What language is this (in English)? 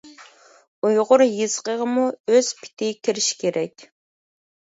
Uyghur